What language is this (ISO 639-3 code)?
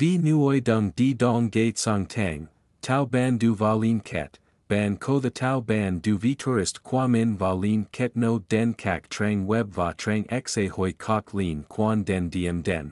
vie